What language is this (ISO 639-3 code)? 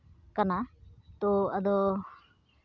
sat